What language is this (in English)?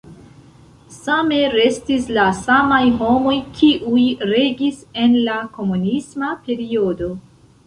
Esperanto